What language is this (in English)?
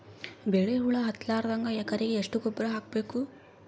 Kannada